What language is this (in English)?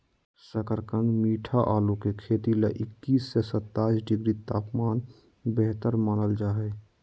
Magahi